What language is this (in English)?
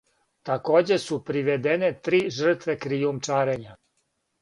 Serbian